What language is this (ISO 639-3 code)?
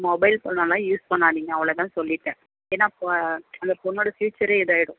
tam